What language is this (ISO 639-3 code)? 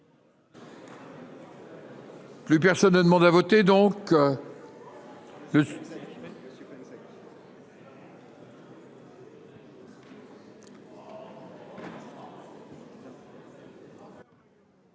fra